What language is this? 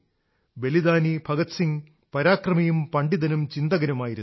Malayalam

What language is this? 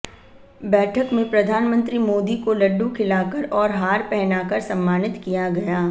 Hindi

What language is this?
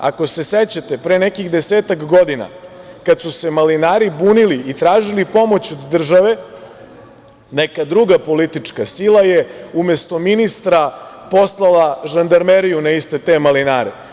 Serbian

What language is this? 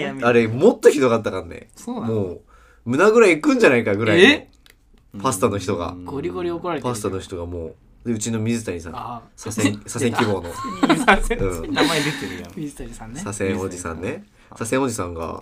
Japanese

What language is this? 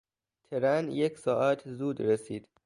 Persian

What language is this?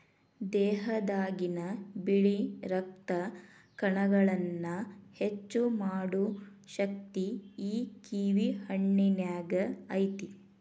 Kannada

